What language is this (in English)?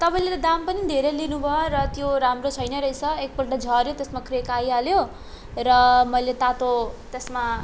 Nepali